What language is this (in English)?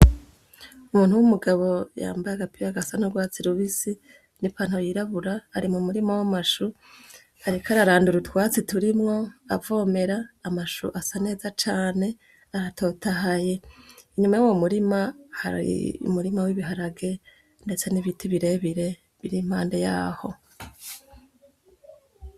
Rundi